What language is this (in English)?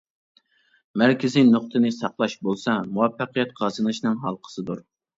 Uyghur